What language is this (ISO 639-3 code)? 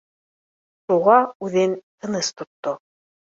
bak